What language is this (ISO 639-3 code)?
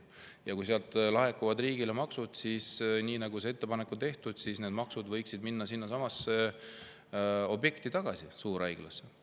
est